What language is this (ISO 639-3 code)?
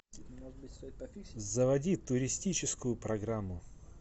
rus